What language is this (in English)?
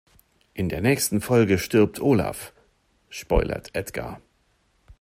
German